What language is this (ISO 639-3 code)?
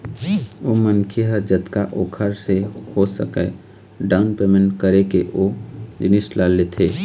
hne